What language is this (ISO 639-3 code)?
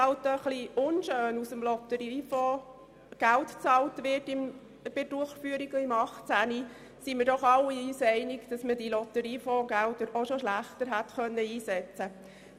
gsw